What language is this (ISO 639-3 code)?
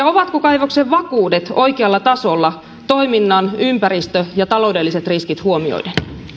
fin